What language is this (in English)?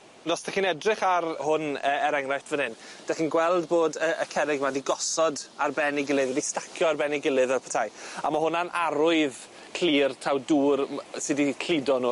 Welsh